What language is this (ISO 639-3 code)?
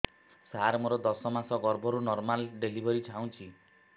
ori